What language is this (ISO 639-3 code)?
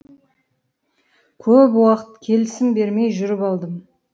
kaz